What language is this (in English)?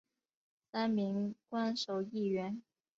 Chinese